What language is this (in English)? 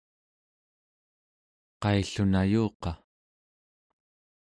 Central Yupik